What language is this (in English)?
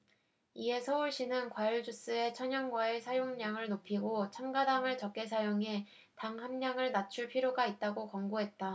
Korean